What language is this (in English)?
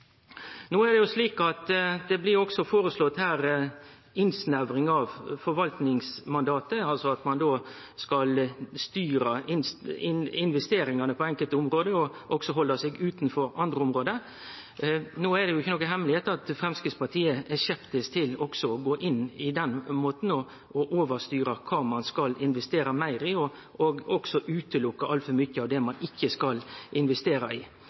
Norwegian Nynorsk